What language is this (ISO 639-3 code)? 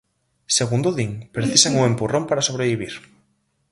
glg